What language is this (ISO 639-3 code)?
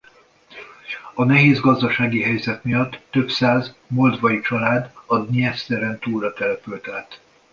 hun